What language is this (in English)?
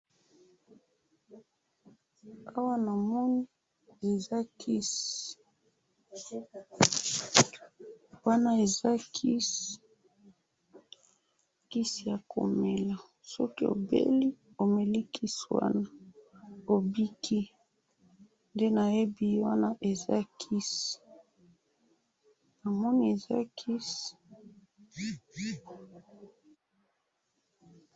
Lingala